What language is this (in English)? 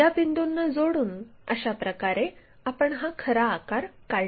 Marathi